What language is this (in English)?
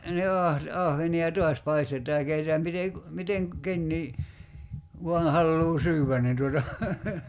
Finnish